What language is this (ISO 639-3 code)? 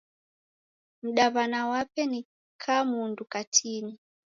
dav